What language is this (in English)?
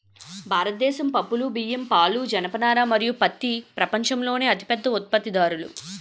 Telugu